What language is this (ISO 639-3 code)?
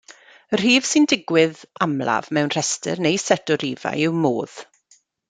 cym